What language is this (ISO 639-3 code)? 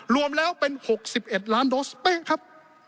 tha